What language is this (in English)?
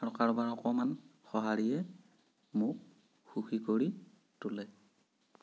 Assamese